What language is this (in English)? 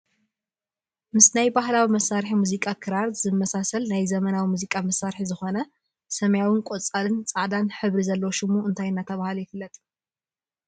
Tigrinya